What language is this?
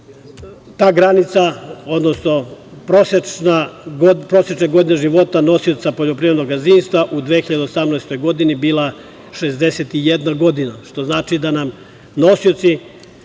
Serbian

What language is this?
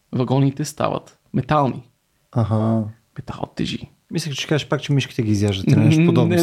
Bulgarian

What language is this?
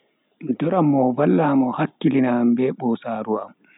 Bagirmi Fulfulde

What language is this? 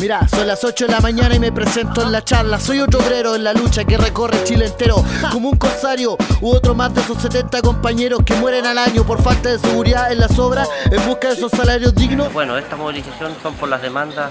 Spanish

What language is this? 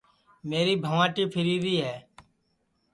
Sansi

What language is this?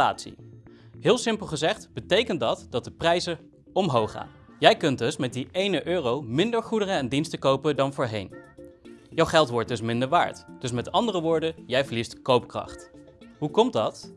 Dutch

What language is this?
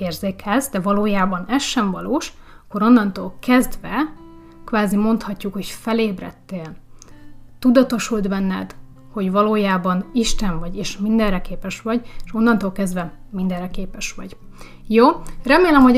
Hungarian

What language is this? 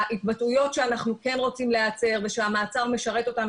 Hebrew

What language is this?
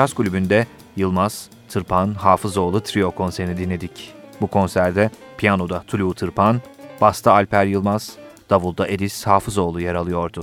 Turkish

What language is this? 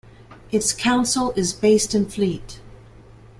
English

